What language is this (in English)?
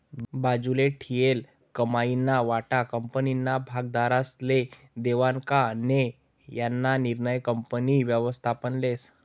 Marathi